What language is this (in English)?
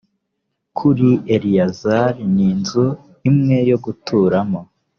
Kinyarwanda